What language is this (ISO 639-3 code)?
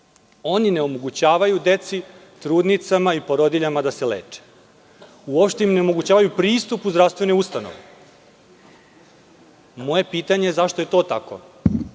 srp